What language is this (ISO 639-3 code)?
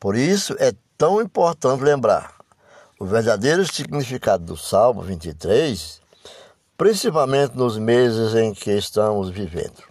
por